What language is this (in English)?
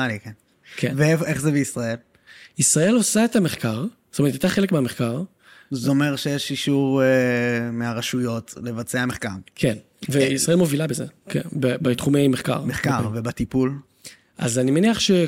Hebrew